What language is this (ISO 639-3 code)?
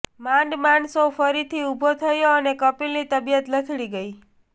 guj